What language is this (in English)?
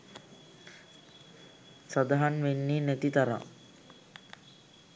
Sinhala